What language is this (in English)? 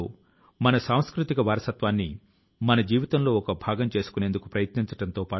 Telugu